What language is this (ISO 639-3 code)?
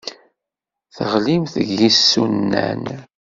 kab